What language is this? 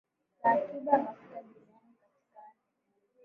Swahili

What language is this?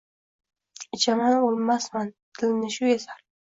Uzbek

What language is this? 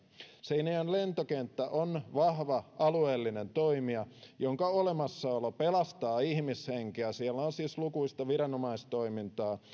Finnish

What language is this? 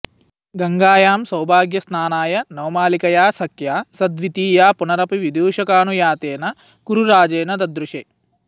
Sanskrit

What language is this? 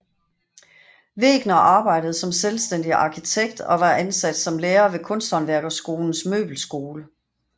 Danish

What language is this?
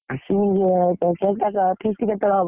Odia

